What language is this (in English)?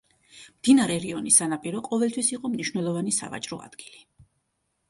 Georgian